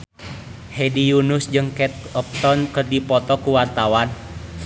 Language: Sundanese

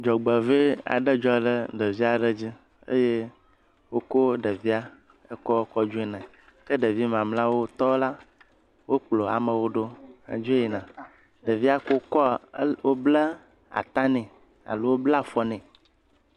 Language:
Ewe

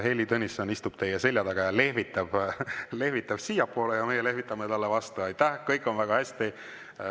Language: Estonian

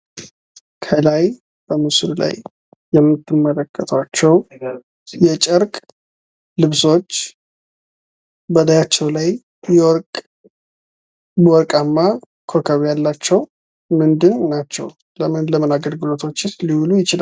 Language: Amharic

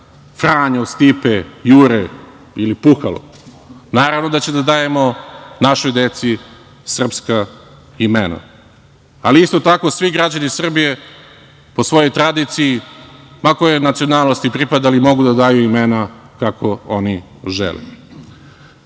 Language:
Serbian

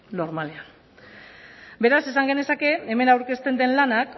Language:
Basque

